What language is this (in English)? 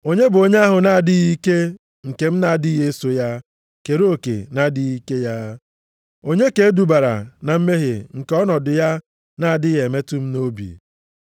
Igbo